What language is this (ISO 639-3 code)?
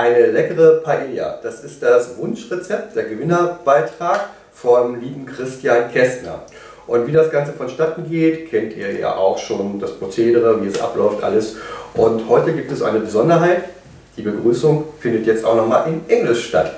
deu